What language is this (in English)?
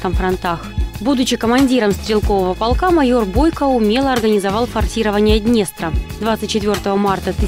Russian